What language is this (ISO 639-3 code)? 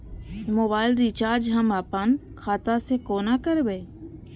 mai